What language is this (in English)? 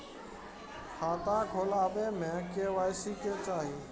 Maithili